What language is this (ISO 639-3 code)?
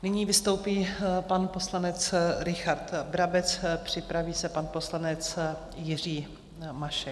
ces